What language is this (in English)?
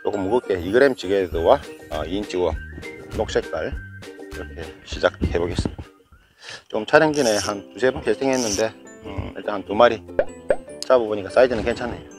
Korean